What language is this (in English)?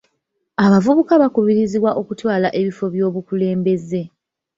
Ganda